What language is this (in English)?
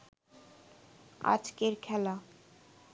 Bangla